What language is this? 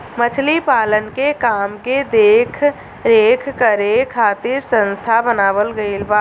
Bhojpuri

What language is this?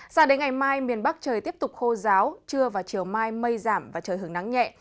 Vietnamese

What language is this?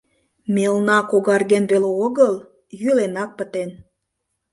Mari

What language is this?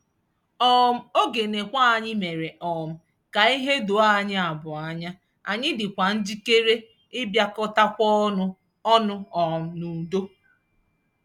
Igbo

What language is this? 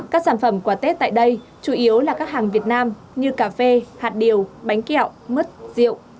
Vietnamese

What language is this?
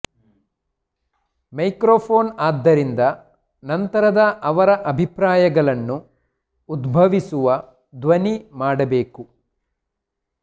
Kannada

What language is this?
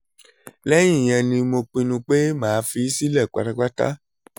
Yoruba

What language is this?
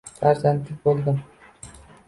Uzbek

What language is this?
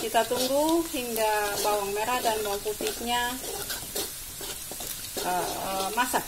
Indonesian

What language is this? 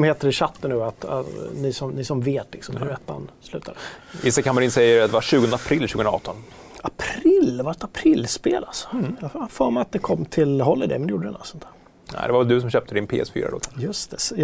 Swedish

